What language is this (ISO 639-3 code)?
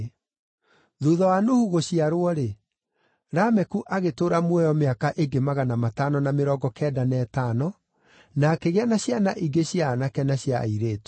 kik